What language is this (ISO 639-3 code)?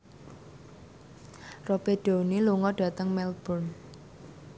jav